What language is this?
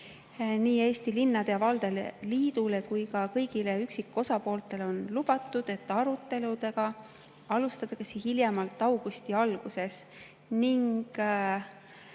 Estonian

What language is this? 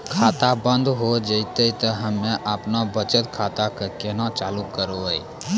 Maithili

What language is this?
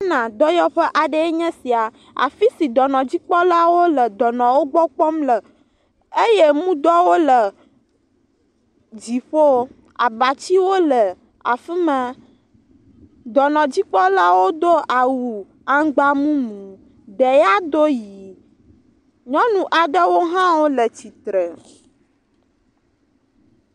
Ewe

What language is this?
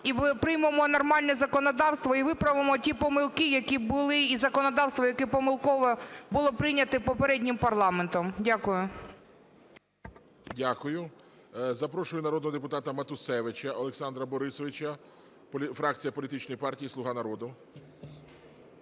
Ukrainian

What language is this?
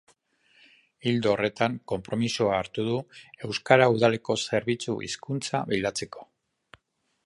Basque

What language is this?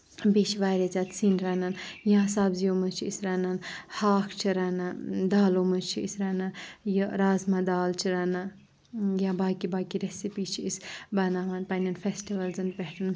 Kashmiri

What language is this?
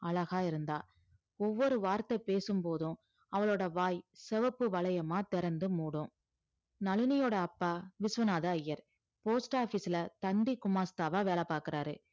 Tamil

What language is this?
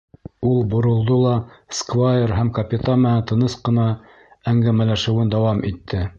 Bashkir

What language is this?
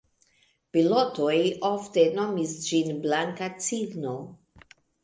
Esperanto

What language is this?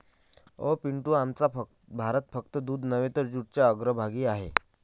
Marathi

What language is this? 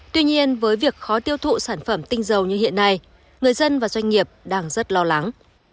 Vietnamese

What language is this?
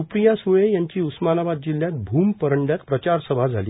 Marathi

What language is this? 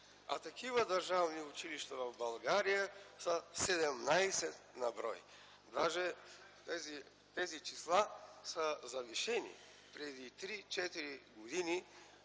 Bulgarian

